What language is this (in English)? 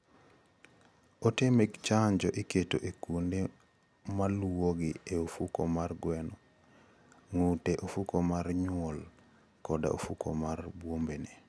Luo (Kenya and Tanzania)